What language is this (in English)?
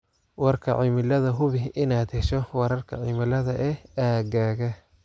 Somali